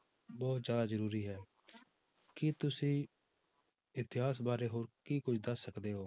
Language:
Punjabi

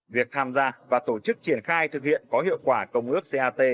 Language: Vietnamese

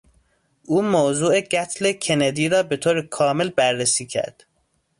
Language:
Persian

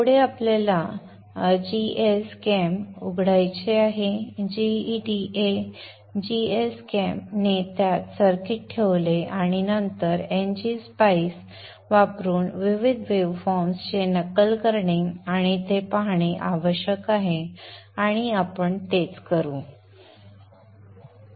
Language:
Marathi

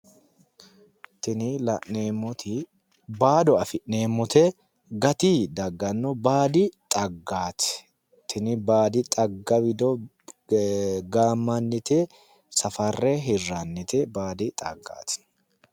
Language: Sidamo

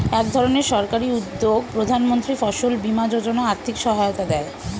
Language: Bangla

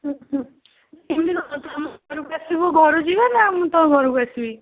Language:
Odia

